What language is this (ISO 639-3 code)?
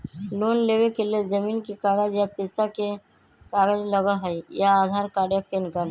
mag